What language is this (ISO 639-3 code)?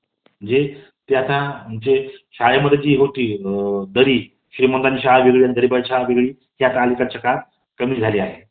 mar